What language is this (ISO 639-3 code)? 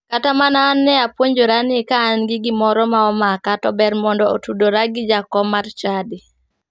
luo